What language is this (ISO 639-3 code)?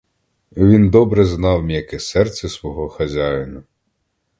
ukr